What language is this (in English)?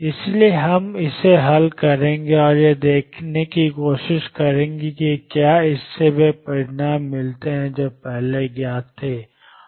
Hindi